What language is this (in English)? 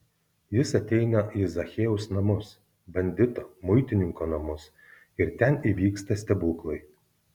Lithuanian